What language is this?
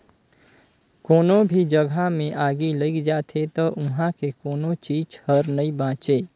Chhattisgarhi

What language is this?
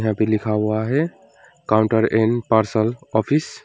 Hindi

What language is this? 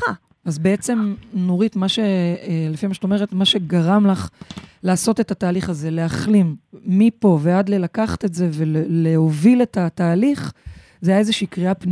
Hebrew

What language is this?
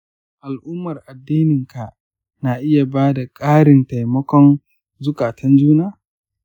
Hausa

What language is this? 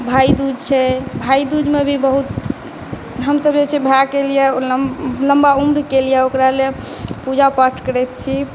Maithili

